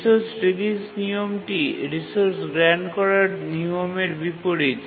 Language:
Bangla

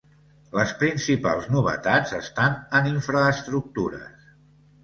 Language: Catalan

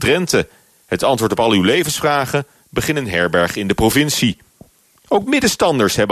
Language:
Dutch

